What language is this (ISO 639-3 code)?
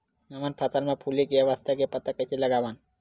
hne